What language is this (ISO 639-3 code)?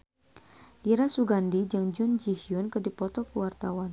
sun